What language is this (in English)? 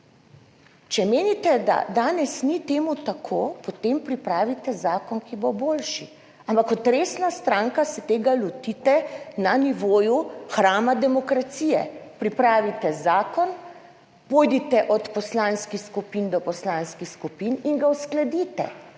Slovenian